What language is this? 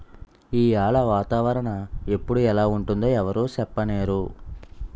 Telugu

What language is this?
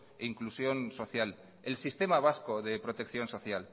Spanish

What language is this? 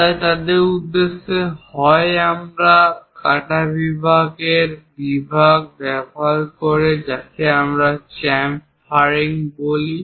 Bangla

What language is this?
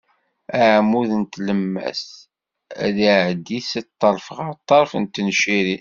Kabyle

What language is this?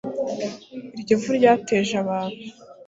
Kinyarwanda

